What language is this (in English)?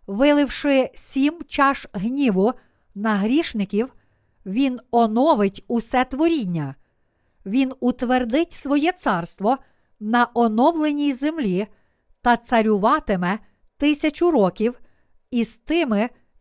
Ukrainian